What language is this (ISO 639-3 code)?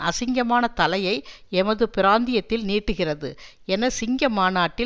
tam